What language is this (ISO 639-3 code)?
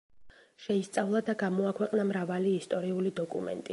kat